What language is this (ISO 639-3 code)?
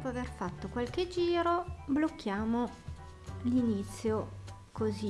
ita